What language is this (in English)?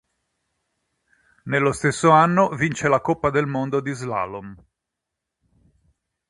Italian